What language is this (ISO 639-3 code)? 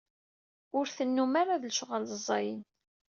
kab